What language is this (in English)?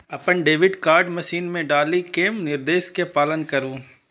Maithili